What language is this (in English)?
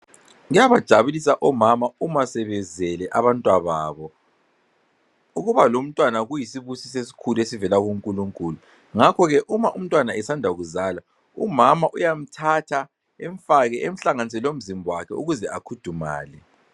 North Ndebele